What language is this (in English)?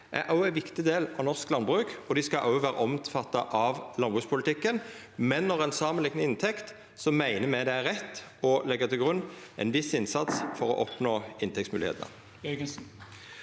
Norwegian